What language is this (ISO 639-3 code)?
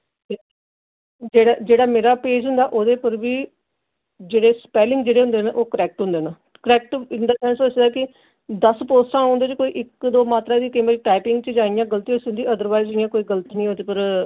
doi